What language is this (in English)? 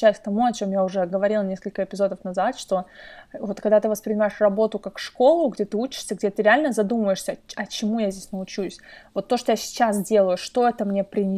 Russian